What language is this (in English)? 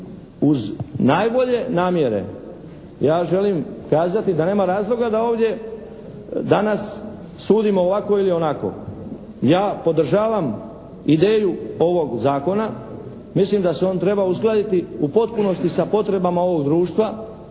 Croatian